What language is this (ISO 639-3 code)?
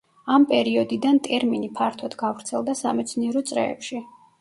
kat